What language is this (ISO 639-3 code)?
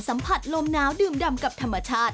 tha